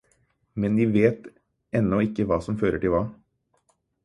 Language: Norwegian Bokmål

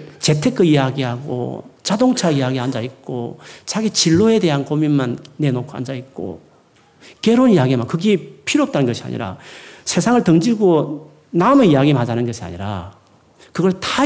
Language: Korean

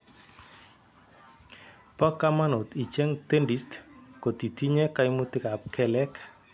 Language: Kalenjin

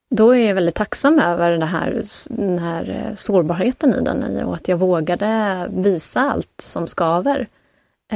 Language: Swedish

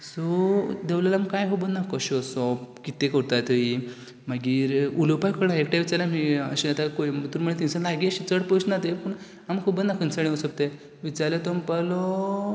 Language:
Konkani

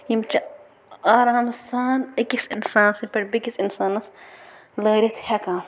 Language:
Kashmiri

